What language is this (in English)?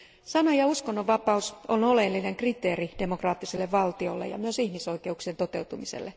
Finnish